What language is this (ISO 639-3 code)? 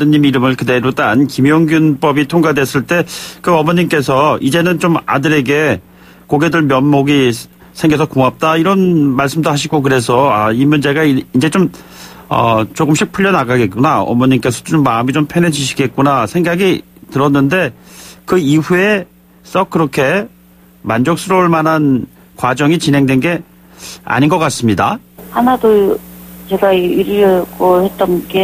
kor